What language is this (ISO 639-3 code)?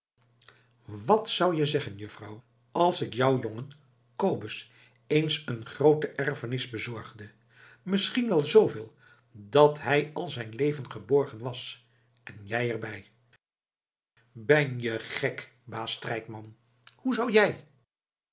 nld